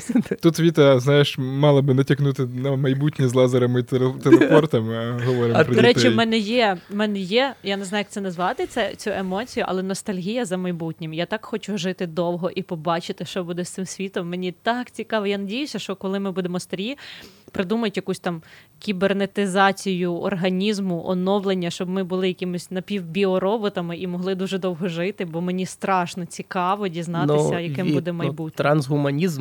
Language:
Ukrainian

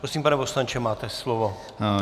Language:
Czech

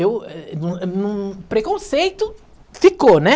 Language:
Portuguese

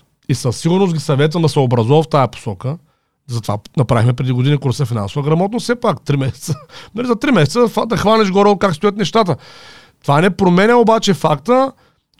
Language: Bulgarian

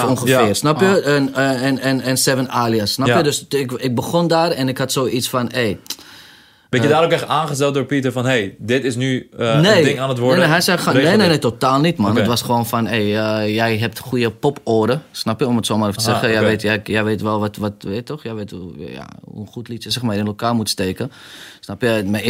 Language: Dutch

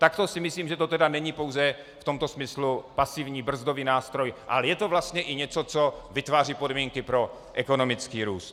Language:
Czech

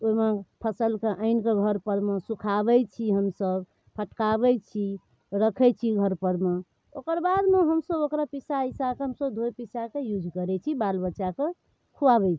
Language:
Maithili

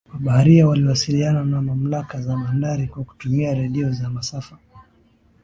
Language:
Swahili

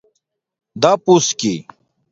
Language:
Domaaki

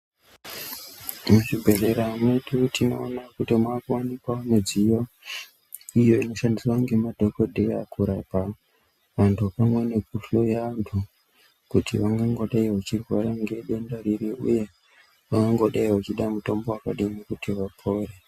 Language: Ndau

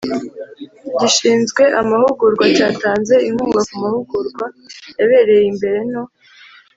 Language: Kinyarwanda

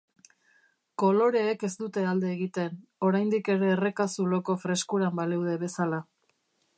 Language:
Basque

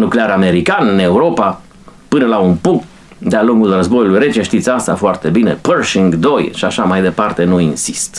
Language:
Romanian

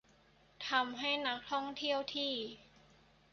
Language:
Thai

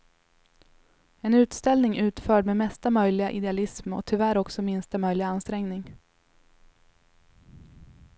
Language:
Swedish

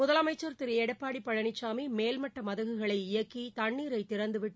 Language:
Tamil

